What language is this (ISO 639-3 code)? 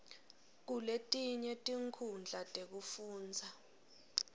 ssw